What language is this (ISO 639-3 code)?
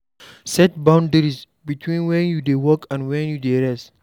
pcm